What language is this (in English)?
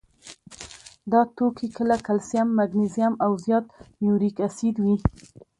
Pashto